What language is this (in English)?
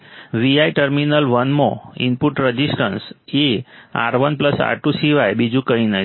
Gujarati